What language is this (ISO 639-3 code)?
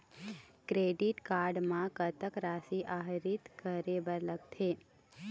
hne